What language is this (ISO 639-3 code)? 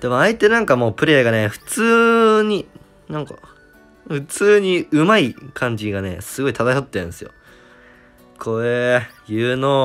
jpn